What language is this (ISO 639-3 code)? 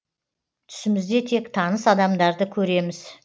kaz